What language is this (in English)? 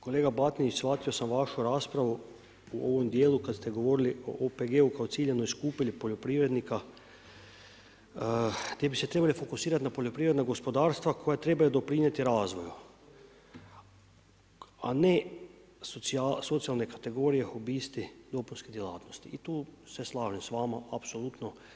Croatian